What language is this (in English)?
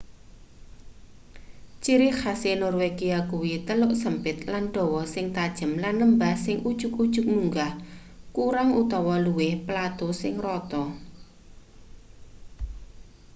Javanese